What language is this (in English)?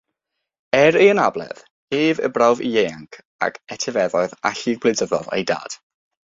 Welsh